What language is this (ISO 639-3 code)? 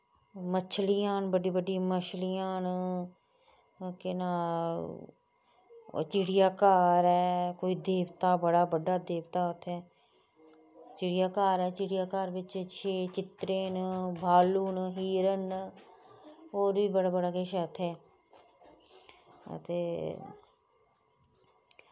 doi